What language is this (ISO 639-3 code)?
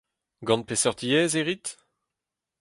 bre